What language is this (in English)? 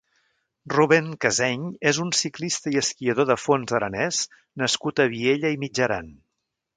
Catalan